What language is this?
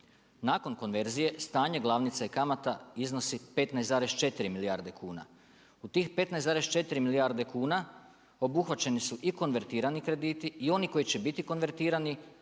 Croatian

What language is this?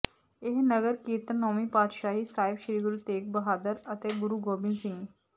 Punjabi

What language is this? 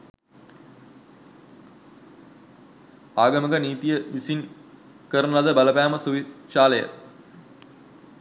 Sinhala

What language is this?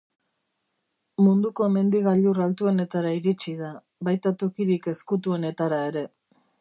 Basque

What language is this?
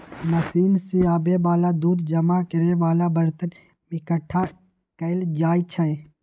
Magahi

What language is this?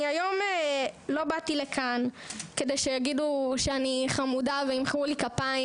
Hebrew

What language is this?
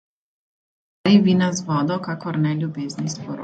Slovenian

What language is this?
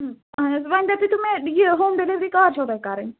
Kashmiri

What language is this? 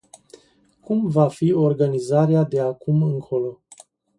Romanian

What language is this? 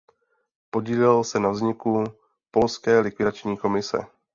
Czech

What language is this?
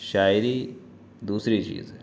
Urdu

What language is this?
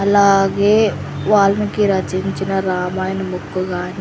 Telugu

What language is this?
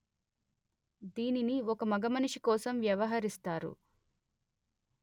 Telugu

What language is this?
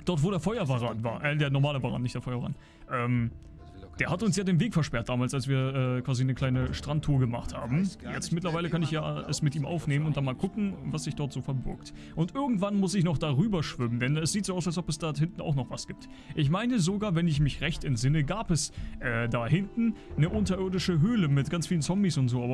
German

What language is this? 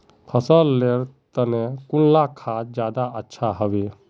Magahi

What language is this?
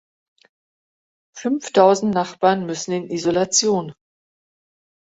German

